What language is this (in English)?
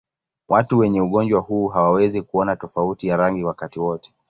Swahili